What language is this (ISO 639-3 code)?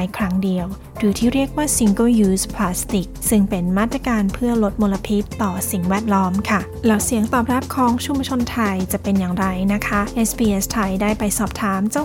tha